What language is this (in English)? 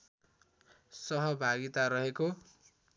Nepali